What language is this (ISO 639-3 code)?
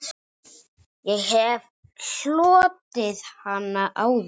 isl